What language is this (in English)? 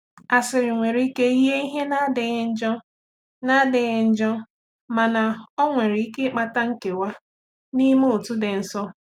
Igbo